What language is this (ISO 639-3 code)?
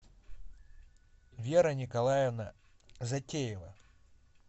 rus